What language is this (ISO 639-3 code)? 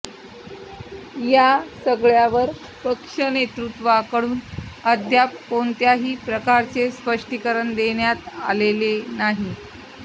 mar